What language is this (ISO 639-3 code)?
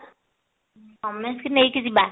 ori